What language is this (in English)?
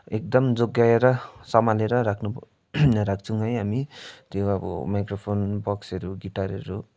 Nepali